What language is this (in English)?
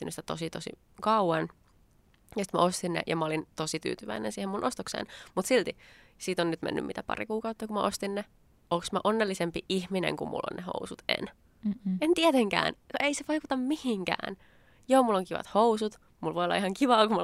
Finnish